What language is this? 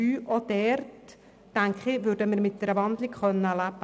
Swiss German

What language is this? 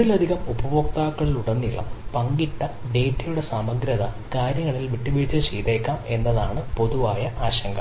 Malayalam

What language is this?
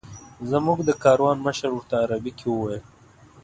Pashto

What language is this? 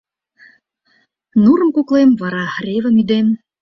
Mari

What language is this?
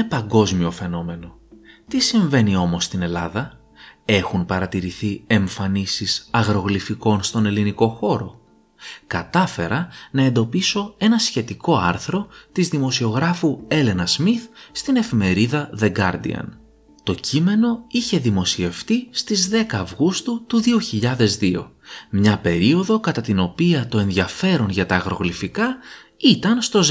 Greek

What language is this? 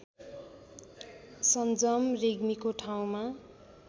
Nepali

